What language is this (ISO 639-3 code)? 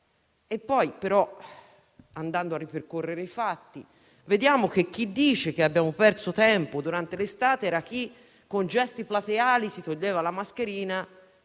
ita